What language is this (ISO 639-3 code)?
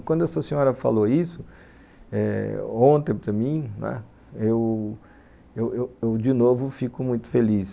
por